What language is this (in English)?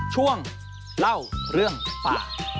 Thai